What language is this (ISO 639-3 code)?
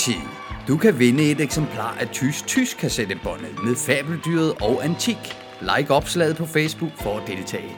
dan